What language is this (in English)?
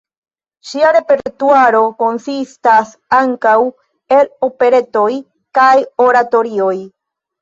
Esperanto